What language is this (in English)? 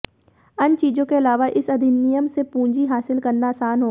Hindi